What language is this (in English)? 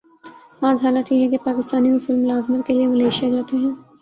Urdu